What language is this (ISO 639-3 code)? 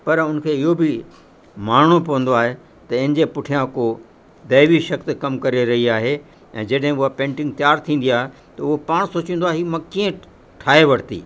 snd